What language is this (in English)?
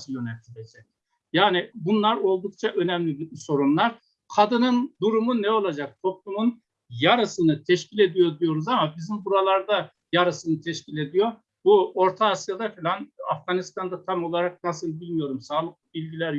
Turkish